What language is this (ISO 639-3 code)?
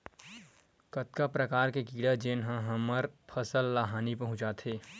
hne